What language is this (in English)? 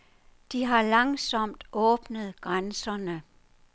Danish